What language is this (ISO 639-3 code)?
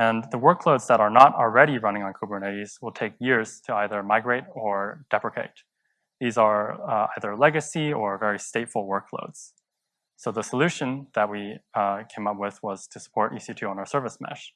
eng